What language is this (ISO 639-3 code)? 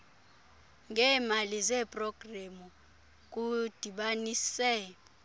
xho